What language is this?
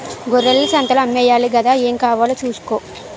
Telugu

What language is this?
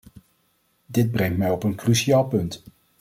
Dutch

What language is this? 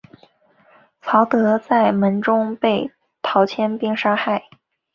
Chinese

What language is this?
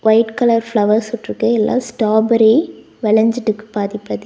Tamil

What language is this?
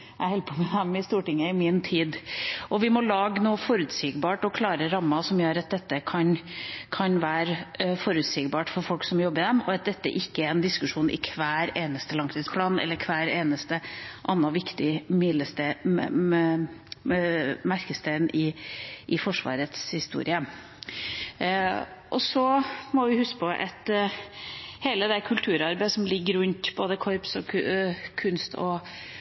Norwegian Bokmål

